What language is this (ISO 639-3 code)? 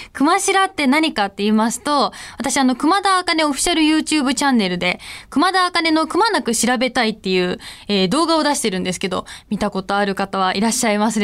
jpn